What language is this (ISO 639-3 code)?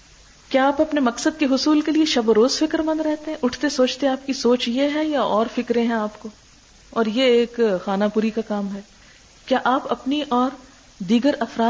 urd